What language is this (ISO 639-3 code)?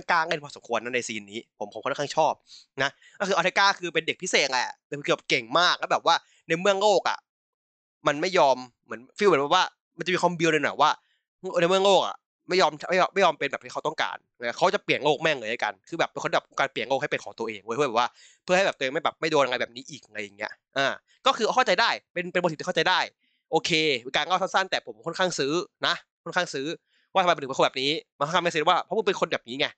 tha